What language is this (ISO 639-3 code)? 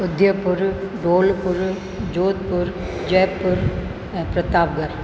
snd